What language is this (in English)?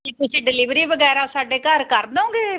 Punjabi